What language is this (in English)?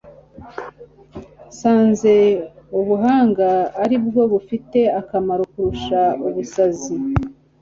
Kinyarwanda